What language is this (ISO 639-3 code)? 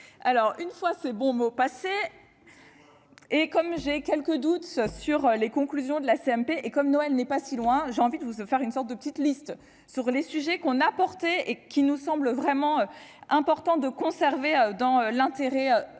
fra